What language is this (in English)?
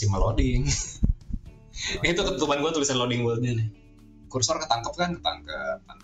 Indonesian